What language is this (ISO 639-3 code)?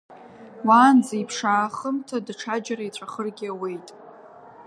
abk